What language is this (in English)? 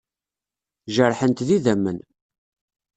Kabyle